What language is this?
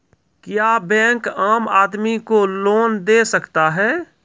Maithili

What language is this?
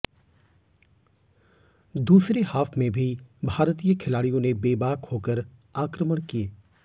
Hindi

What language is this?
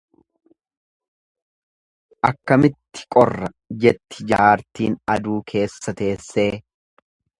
Oromo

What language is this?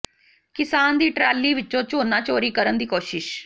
Punjabi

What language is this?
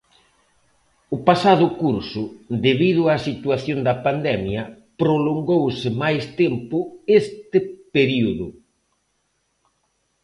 Galician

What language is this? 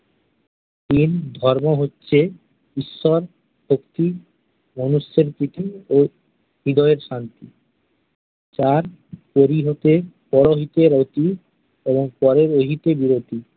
Bangla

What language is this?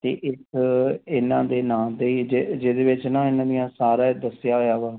Punjabi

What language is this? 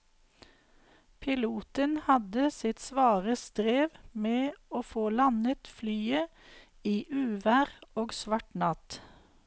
Norwegian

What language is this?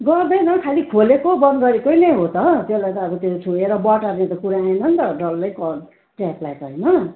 Nepali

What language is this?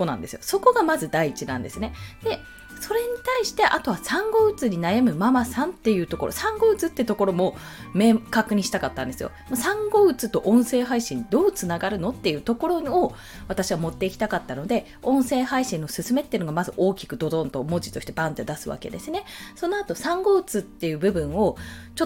Japanese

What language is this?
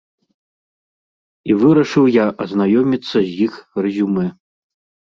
Belarusian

